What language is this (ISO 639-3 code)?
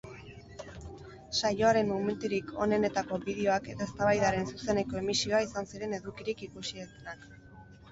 eus